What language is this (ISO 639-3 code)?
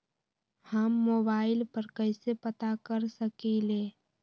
mag